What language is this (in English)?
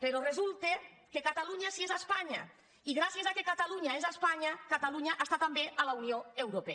Catalan